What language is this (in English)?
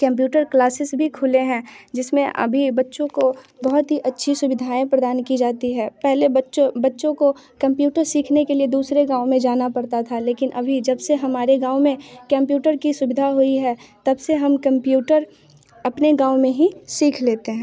Hindi